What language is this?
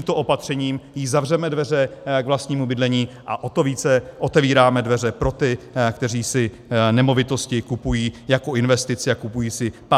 Czech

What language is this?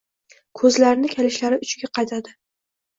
Uzbek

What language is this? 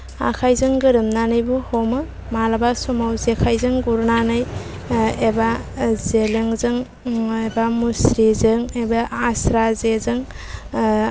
Bodo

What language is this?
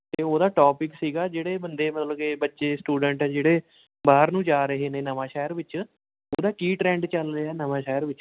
Punjabi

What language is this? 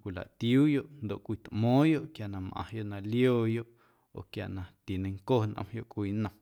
Guerrero Amuzgo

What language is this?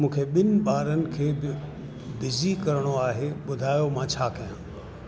Sindhi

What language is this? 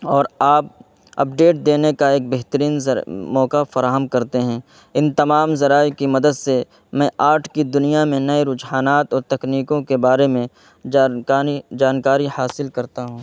Urdu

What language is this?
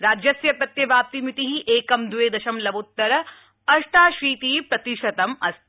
Sanskrit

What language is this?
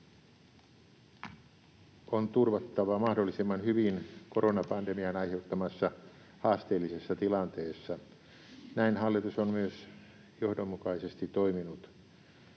Finnish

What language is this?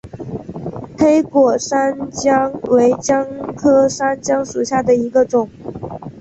Chinese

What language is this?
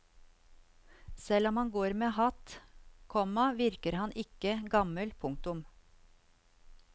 Norwegian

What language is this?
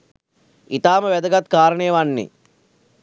Sinhala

